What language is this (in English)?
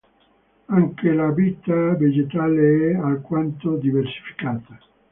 Italian